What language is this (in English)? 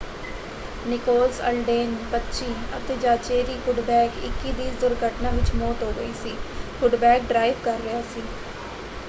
Punjabi